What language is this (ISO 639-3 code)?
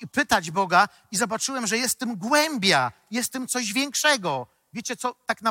pol